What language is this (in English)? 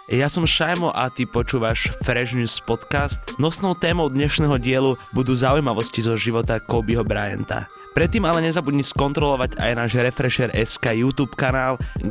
Slovak